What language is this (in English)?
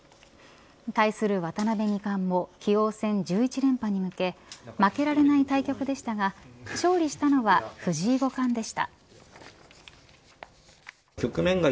Japanese